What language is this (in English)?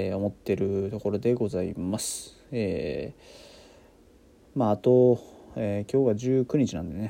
Japanese